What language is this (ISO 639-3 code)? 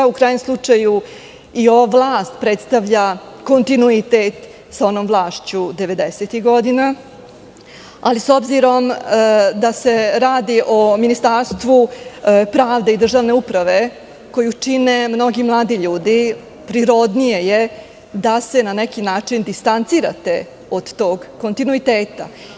srp